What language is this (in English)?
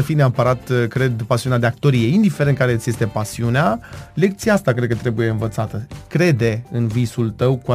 Romanian